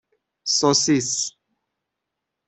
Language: Persian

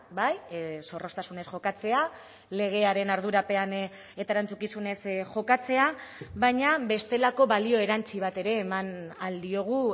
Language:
Basque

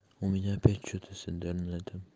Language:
Russian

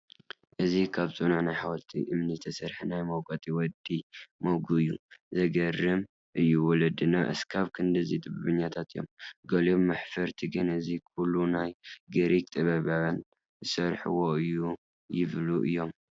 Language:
Tigrinya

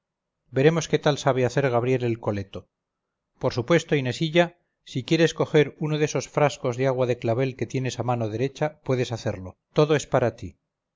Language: Spanish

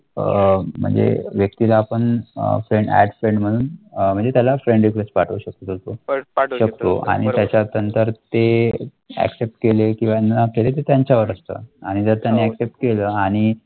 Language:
Marathi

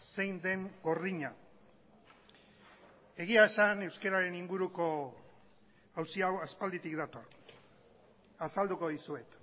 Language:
Basque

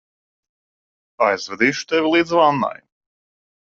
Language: Latvian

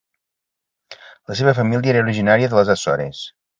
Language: Catalan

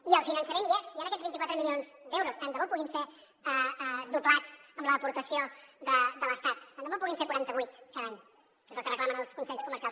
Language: Catalan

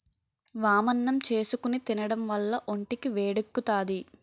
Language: Telugu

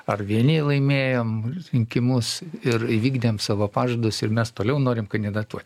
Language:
Lithuanian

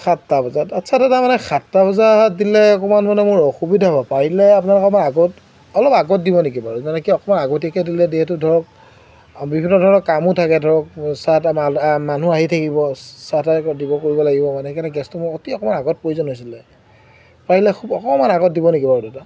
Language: Assamese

